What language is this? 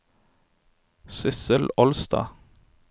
Norwegian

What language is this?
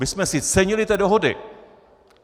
Czech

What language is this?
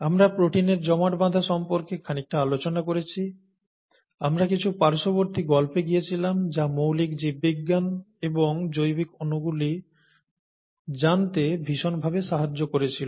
Bangla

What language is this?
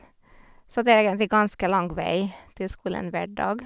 Norwegian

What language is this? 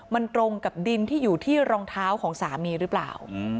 Thai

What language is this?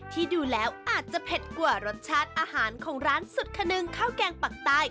Thai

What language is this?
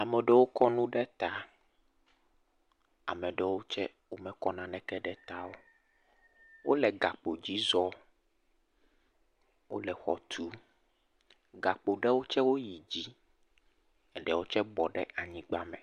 Ewe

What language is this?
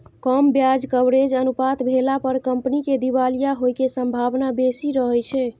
Maithili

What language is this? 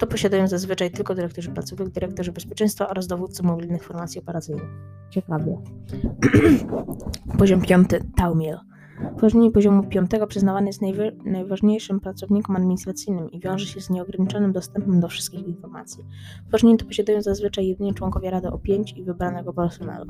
Polish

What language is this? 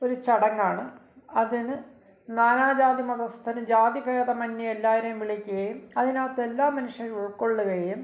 Malayalam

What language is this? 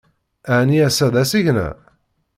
Kabyle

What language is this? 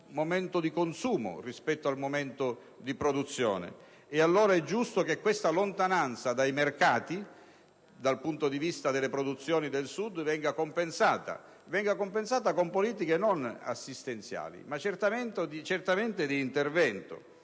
Italian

